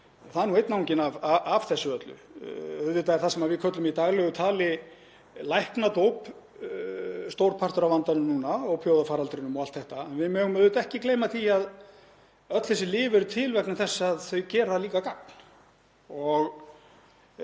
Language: Icelandic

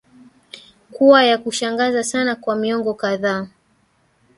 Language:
Swahili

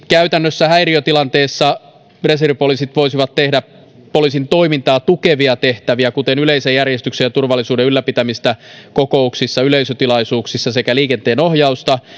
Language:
Finnish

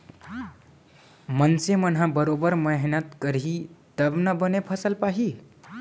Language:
Chhattisgarhi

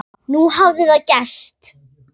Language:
Icelandic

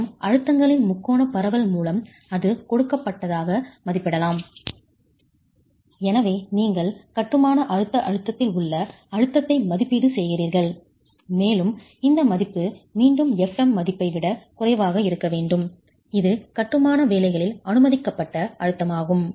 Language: Tamil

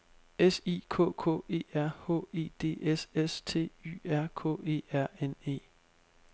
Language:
Danish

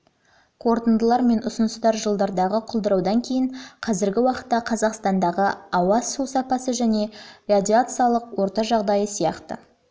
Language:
Kazakh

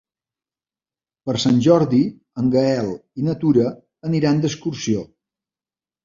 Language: Catalan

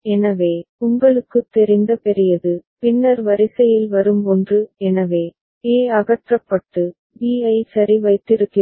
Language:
Tamil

